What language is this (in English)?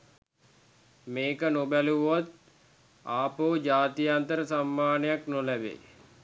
Sinhala